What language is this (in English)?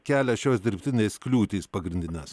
Lithuanian